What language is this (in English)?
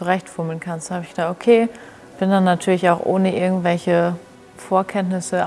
German